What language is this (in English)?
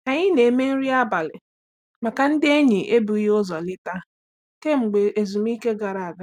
Igbo